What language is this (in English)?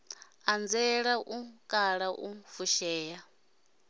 Venda